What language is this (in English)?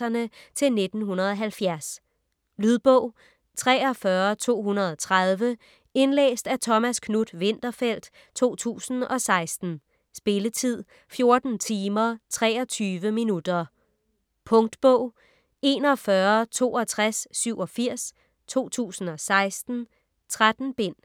Danish